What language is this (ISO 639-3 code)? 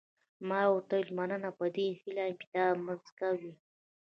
pus